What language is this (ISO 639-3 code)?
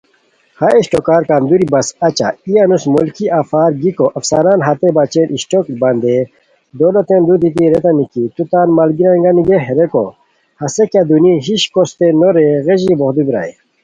khw